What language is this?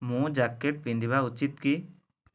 Odia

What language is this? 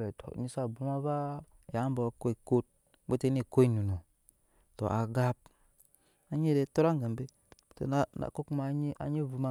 Nyankpa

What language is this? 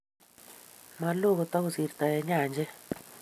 Kalenjin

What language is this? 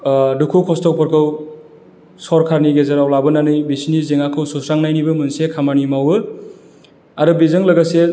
Bodo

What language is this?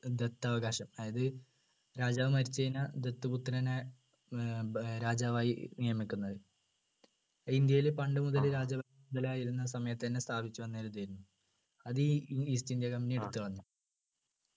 Malayalam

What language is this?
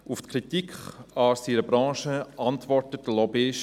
Swiss German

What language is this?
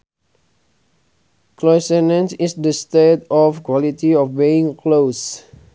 Sundanese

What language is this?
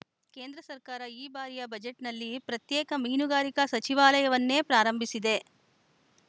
Kannada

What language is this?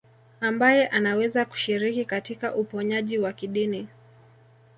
Swahili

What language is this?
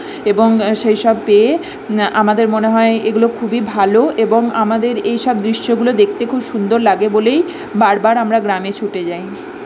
Bangla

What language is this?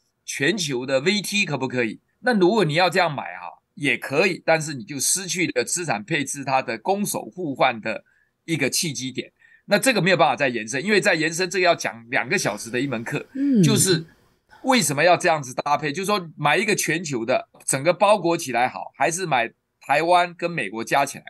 Chinese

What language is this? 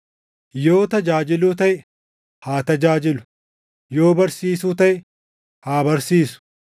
Oromo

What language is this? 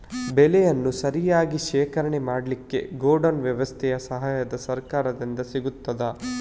Kannada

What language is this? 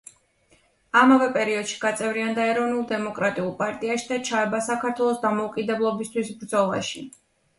Georgian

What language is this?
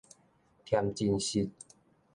Min Nan Chinese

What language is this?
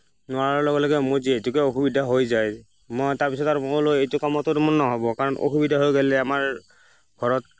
Assamese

